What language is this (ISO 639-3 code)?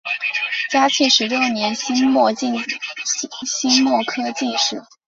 zho